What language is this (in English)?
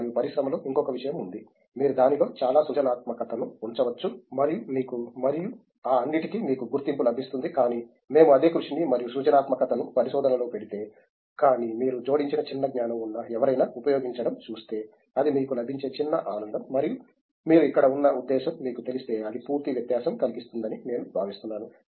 Telugu